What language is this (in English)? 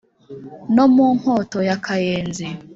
Kinyarwanda